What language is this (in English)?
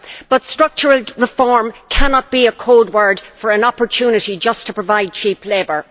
English